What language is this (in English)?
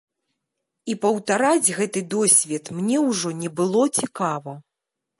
Belarusian